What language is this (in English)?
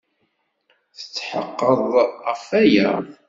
Kabyle